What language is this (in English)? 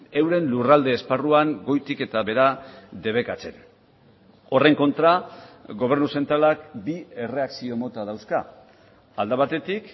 Basque